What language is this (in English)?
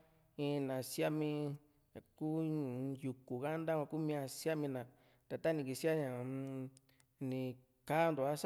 Juxtlahuaca Mixtec